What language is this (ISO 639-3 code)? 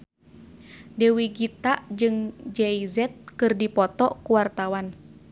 sun